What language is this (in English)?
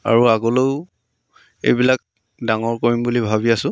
Assamese